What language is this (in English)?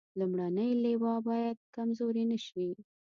Pashto